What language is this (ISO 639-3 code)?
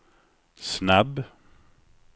swe